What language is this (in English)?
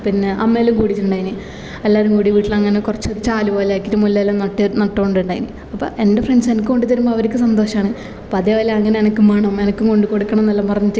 Malayalam